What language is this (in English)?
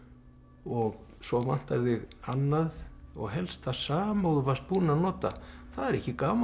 Icelandic